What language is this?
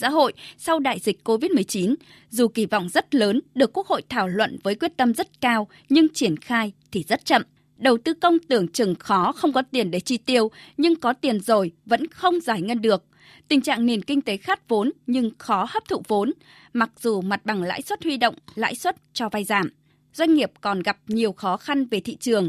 Vietnamese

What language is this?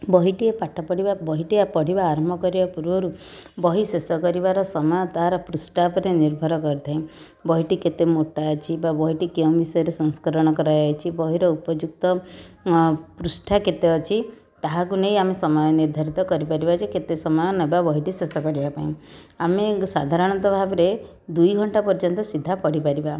Odia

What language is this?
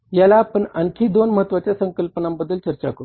Marathi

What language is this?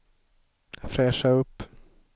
Swedish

